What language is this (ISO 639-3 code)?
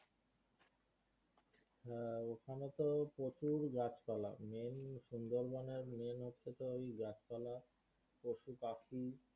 ben